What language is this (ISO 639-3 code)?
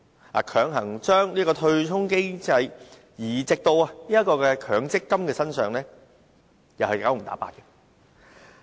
yue